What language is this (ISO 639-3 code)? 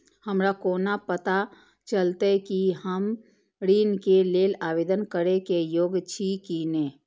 mai